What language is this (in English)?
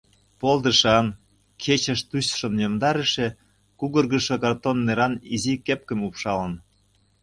Mari